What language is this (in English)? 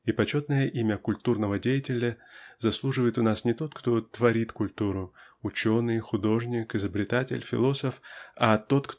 Russian